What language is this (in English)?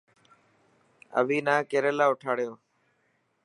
Dhatki